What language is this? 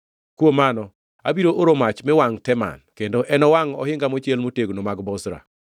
Luo (Kenya and Tanzania)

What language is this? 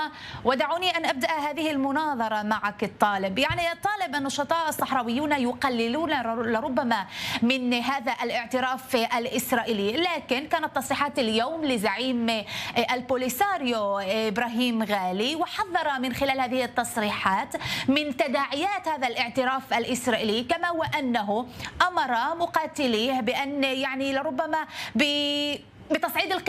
Arabic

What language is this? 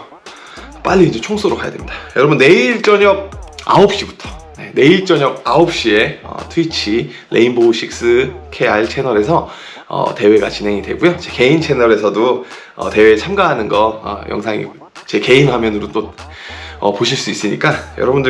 Korean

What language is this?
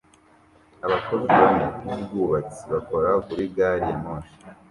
Kinyarwanda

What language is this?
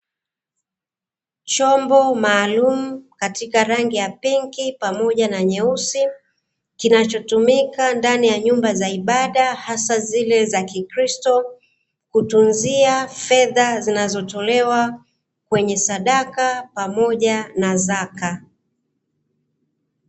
Swahili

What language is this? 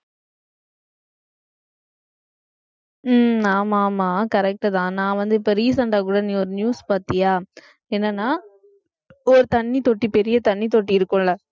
Tamil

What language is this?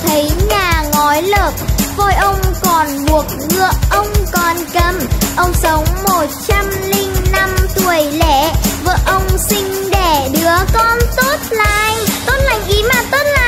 Vietnamese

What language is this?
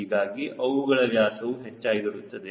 Kannada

